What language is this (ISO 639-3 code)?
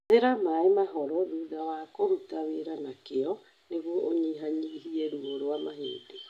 kik